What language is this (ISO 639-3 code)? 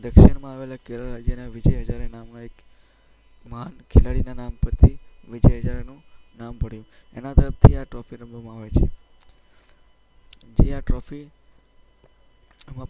guj